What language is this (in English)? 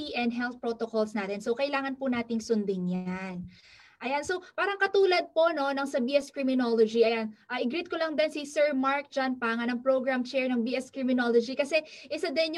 Filipino